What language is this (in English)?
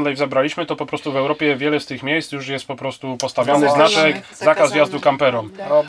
Polish